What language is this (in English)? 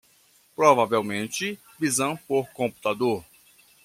Portuguese